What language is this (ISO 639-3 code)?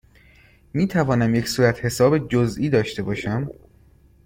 fas